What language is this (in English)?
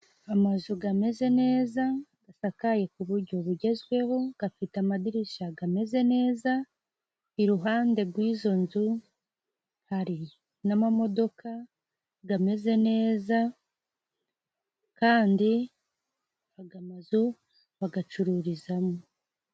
Kinyarwanda